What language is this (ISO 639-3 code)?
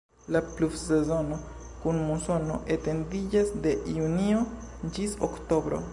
epo